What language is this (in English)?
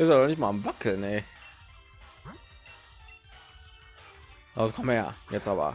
German